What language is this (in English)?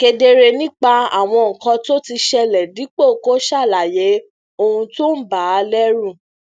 Yoruba